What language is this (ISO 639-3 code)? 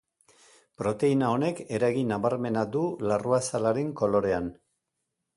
eus